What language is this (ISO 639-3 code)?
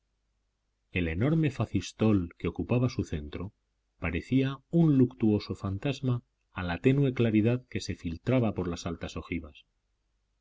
spa